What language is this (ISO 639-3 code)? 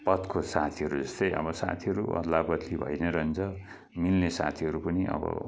nep